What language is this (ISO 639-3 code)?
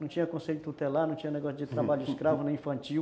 por